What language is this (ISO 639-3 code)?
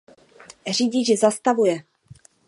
ces